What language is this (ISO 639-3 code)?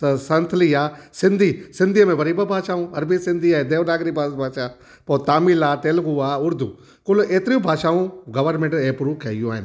snd